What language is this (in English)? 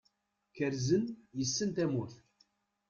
Kabyle